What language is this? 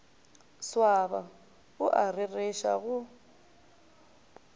Northern Sotho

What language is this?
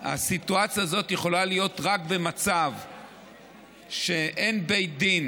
Hebrew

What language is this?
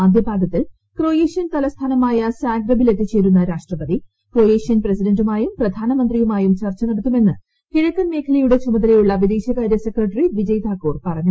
Malayalam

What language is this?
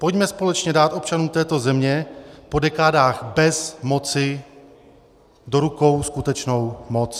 Czech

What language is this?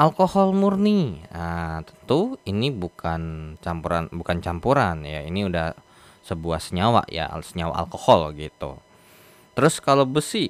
Indonesian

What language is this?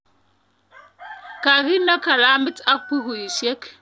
Kalenjin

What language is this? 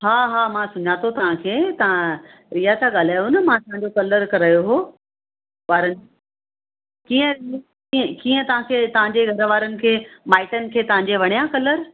Sindhi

